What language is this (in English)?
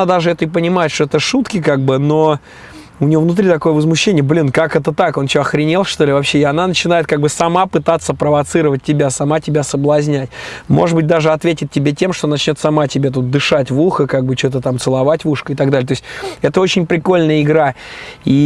Russian